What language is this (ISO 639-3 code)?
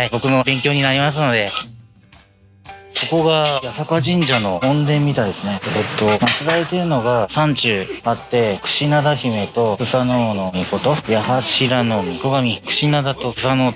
jpn